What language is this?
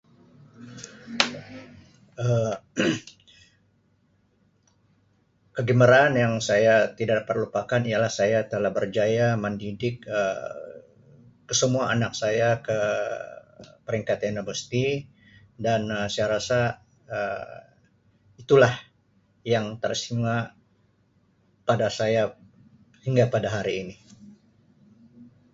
Sabah Malay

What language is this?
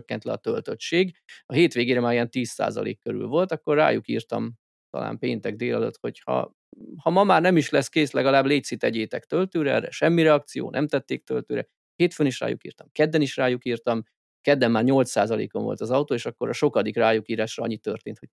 Hungarian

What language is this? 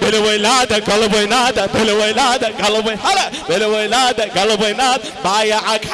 Arabic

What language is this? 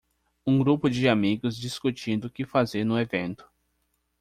Portuguese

